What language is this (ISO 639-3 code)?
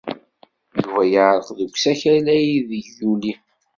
kab